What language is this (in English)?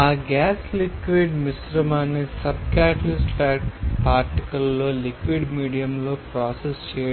Telugu